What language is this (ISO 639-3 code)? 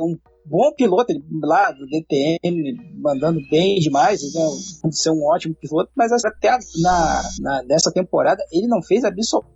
por